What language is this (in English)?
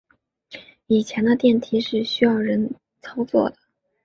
Chinese